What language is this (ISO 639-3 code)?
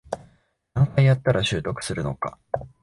jpn